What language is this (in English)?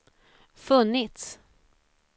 Swedish